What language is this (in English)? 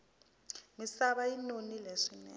Tsonga